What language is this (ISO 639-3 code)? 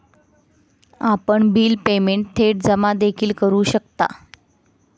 mar